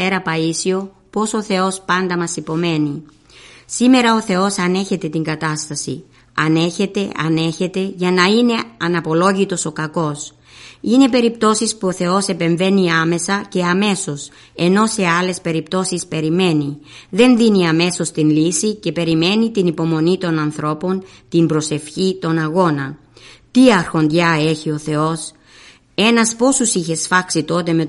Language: Greek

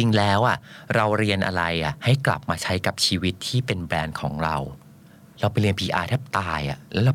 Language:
Thai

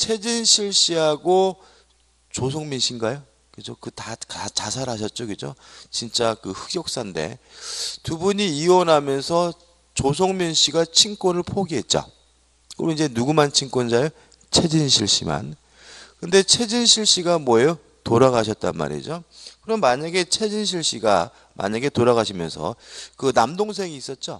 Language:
Korean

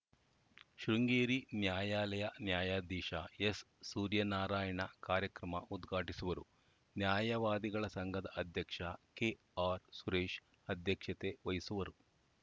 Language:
Kannada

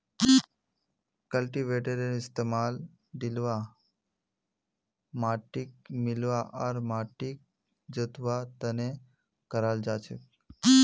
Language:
Magahi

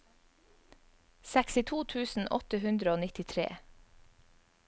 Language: Norwegian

